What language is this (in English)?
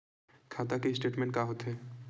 Chhattisgarhi